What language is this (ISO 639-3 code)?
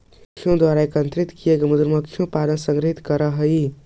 mag